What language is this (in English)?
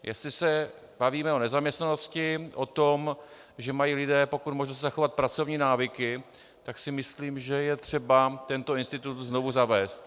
Czech